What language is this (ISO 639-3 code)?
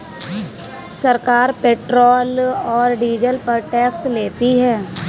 hin